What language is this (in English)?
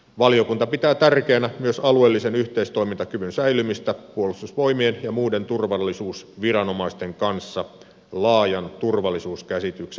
Finnish